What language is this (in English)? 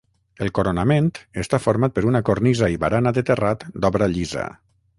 Catalan